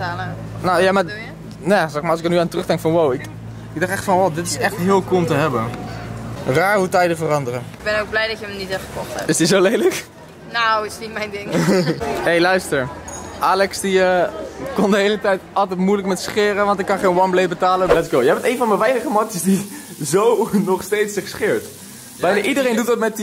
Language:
Dutch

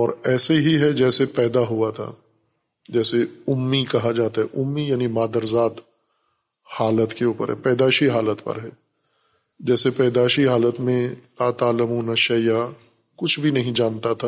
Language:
Urdu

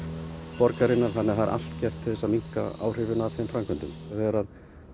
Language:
Icelandic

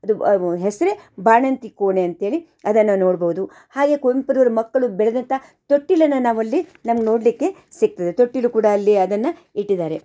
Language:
Kannada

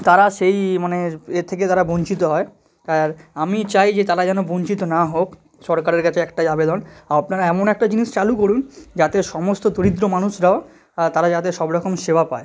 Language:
Bangla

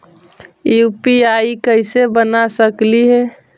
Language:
Magahi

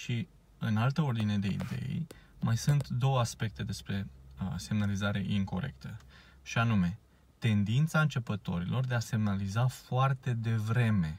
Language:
Romanian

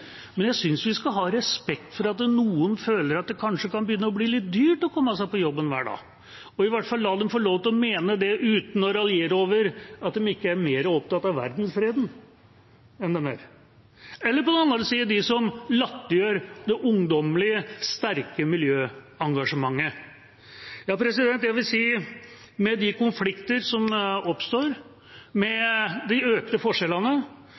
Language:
Norwegian Bokmål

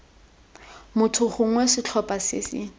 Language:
Tswana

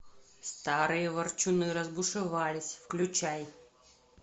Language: Russian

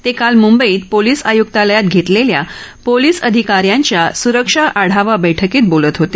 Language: Marathi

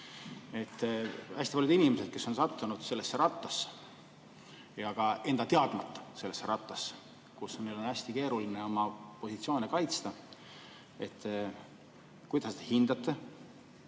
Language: Estonian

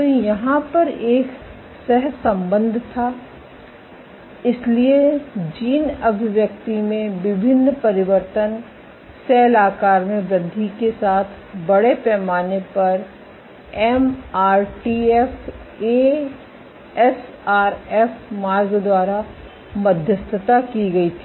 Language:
Hindi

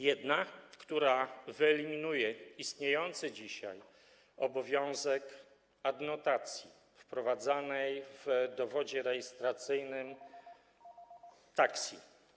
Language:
Polish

